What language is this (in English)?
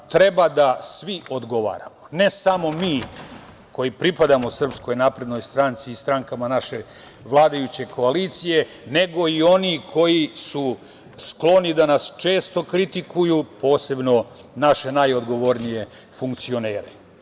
Serbian